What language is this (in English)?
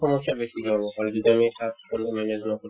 Assamese